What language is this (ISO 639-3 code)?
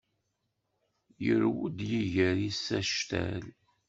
kab